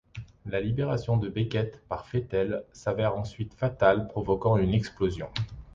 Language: French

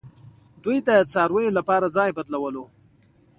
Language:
Pashto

